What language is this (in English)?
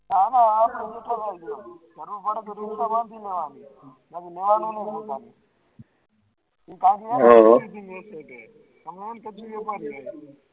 Gujarati